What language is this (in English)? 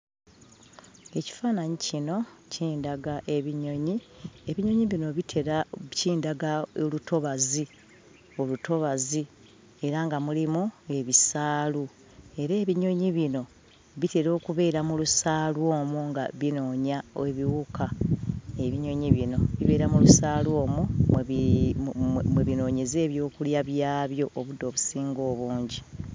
Ganda